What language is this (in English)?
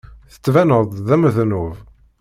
Kabyle